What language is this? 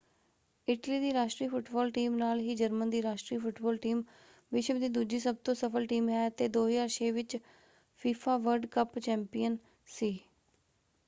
Punjabi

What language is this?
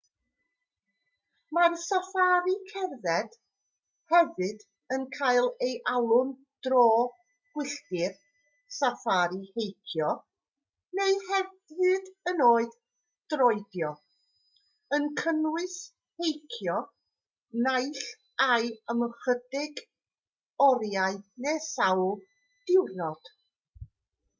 Welsh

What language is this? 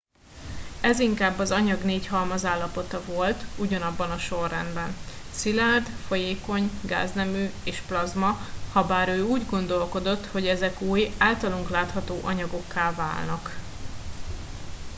Hungarian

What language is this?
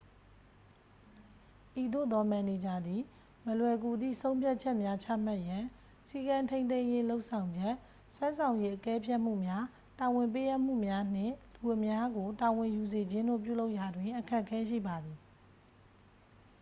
Burmese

